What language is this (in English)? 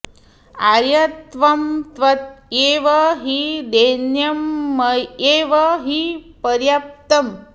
Sanskrit